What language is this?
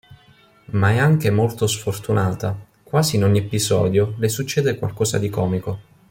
Italian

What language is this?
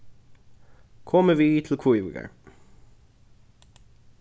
Faroese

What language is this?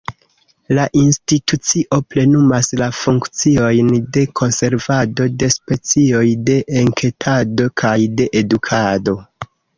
Esperanto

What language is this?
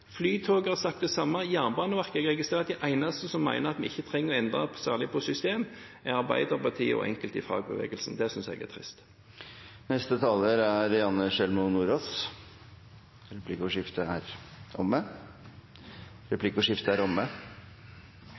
Norwegian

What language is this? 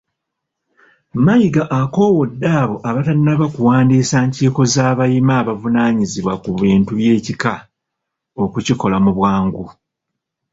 Ganda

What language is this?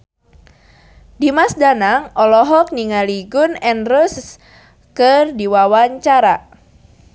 Sundanese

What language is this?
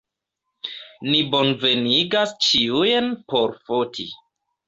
Esperanto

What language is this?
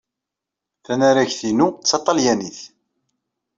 Kabyle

